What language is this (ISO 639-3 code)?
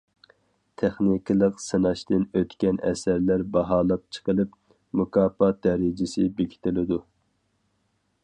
uig